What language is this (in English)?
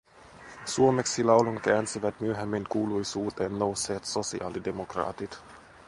Finnish